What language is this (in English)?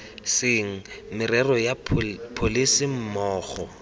Tswana